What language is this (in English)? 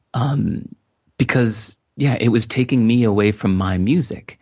English